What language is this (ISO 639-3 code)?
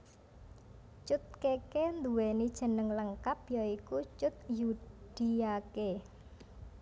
jav